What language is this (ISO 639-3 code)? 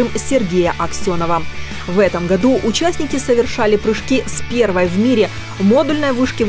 rus